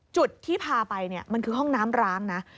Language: Thai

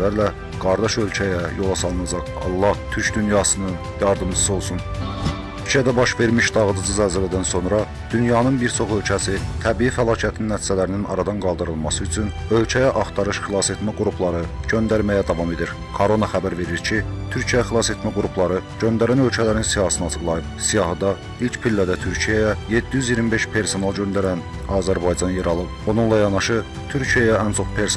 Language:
Turkish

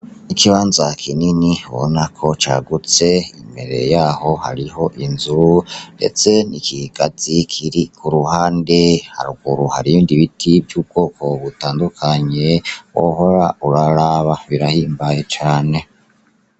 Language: Rundi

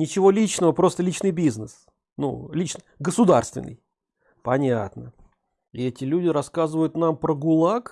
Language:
Russian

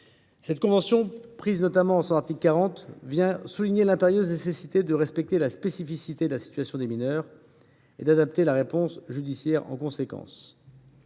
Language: French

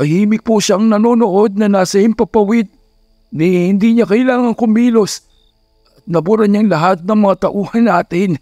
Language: Filipino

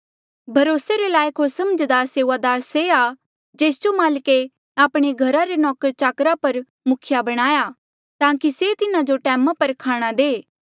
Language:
Mandeali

